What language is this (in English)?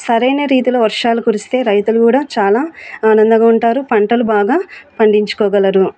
Telugu